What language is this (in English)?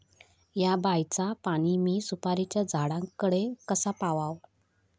Marathi